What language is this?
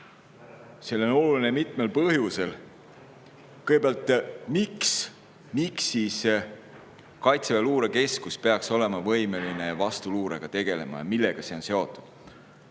Estonian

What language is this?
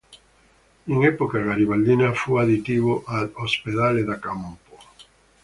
Italian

